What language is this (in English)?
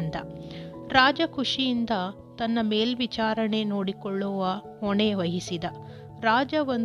Kannada